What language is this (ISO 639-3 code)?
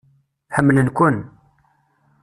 kab